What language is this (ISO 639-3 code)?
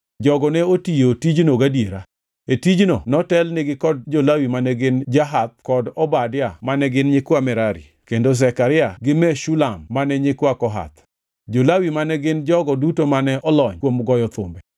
luo